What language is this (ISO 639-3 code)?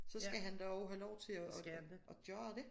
dan